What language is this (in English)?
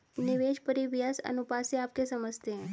Hindi